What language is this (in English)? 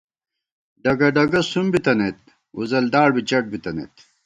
Gawar-Bati